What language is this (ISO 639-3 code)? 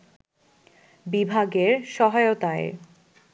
ben